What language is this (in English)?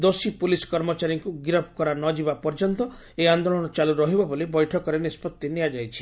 Odia